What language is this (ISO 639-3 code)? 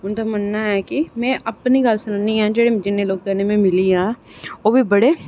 doi